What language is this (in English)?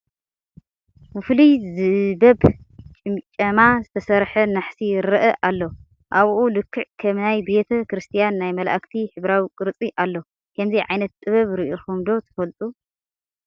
Tigrinya